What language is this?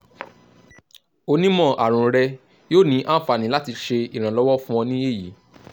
Yoruba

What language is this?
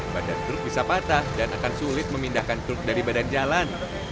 Indonesian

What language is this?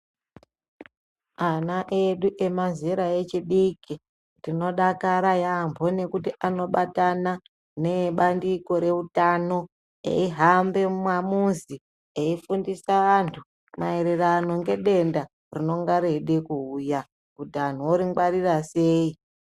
Ndau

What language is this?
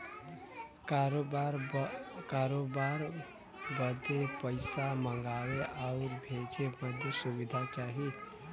Bhojpuri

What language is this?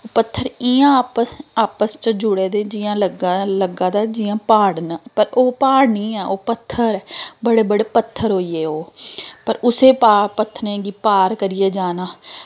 Dogri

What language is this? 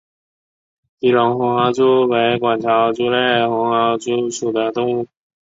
Chinese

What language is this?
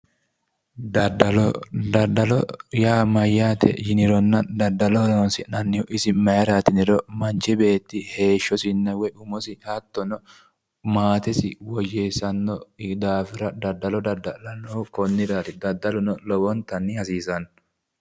Sidamo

